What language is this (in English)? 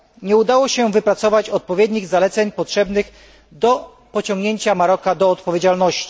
Polish